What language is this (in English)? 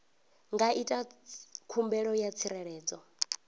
Venda